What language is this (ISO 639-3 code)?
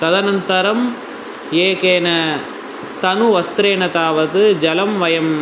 san